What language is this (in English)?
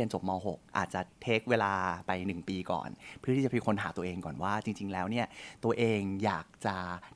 Thai